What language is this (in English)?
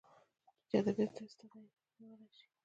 Pashto